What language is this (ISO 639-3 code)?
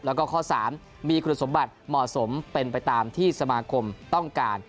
tha